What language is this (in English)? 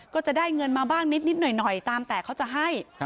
Thai